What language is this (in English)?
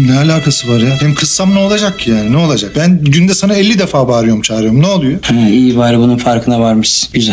Turkish